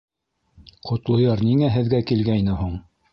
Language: Bashkir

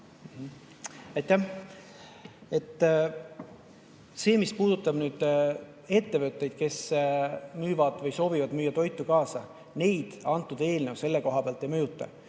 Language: Estonian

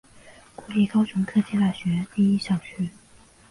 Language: Chinese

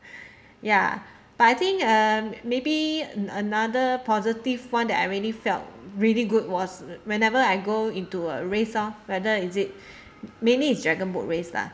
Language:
English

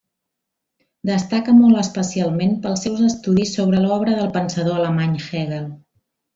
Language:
Catalan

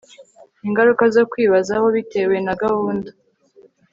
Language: Kinyarwanda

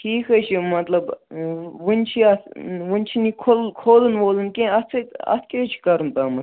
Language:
Kashmiri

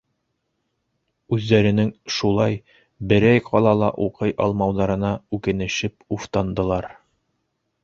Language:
Bashkir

